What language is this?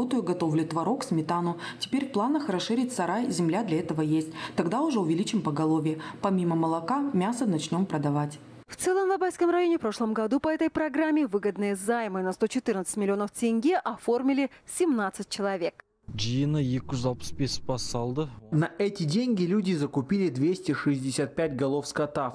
Russian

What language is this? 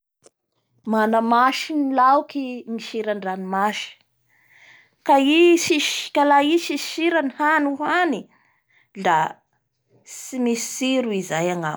Bara Malagasy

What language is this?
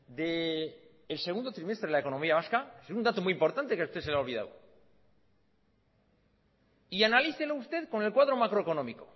Spanish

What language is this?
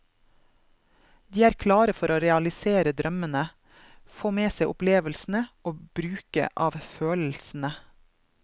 Norwegian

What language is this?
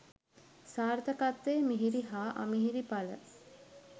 Sinhala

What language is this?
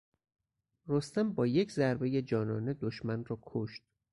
Persian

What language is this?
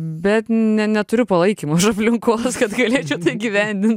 Lithuanian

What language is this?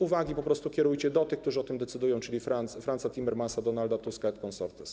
Polish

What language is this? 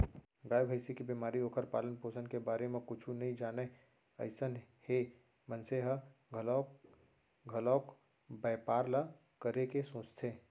Chhattisgarhi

